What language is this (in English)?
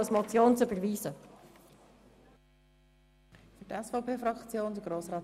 Swiss German